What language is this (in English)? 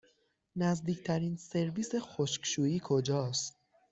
Persian